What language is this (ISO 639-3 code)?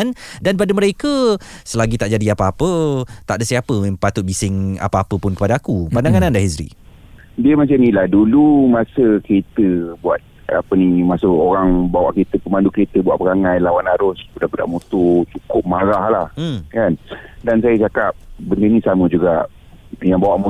msa